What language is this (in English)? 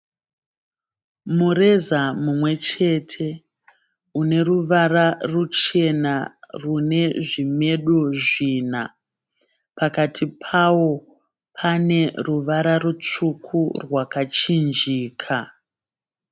Shona